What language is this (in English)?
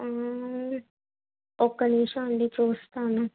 Telugu